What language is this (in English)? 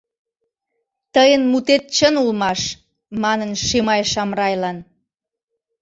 Mari